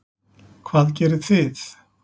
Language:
Icelandic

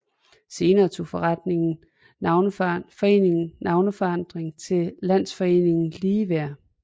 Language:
Danish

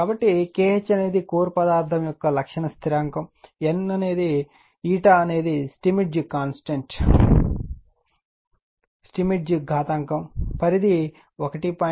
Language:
Telugu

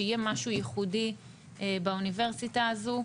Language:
Hebrew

